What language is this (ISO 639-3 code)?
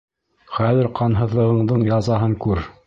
bak